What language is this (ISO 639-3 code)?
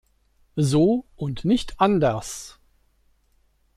deu